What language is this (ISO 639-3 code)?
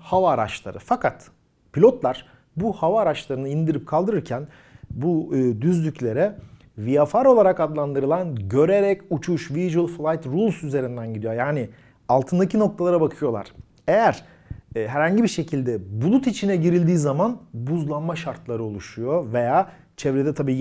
tur